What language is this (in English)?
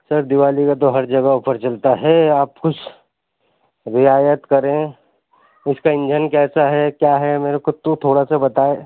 Urdu